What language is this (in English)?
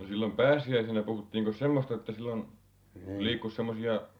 Finnish